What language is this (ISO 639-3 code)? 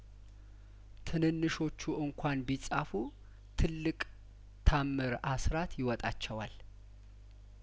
amh